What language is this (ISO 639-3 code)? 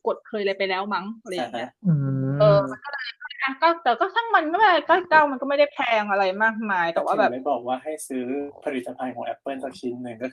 tha